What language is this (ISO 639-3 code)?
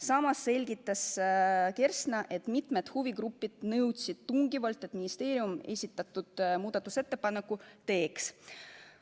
est